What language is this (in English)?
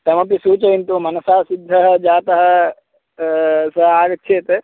Sanskrit